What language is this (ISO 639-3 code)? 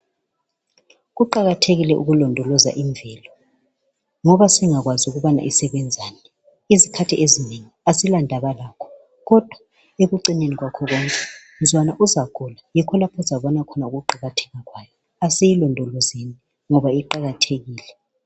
nde